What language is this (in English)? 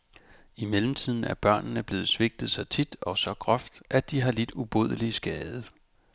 Danish